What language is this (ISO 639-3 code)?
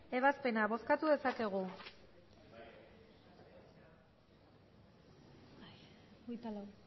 eus